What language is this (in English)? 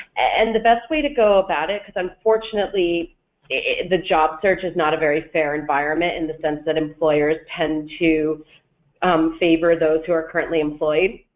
English